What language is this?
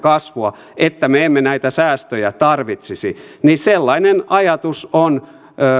Finnish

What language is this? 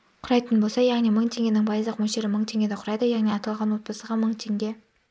Kazakh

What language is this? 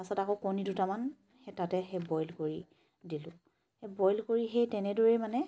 Assamese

